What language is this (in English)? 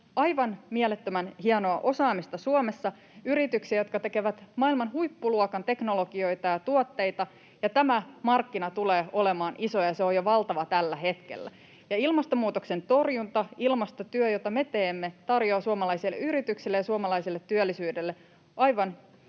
Finnish